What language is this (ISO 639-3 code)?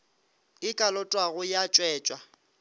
nso